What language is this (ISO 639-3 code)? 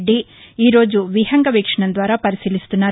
tel